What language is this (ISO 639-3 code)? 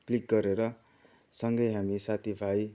nep